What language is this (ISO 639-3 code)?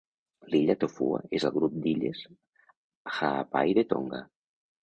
cat